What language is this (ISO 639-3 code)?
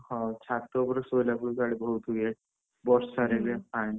ori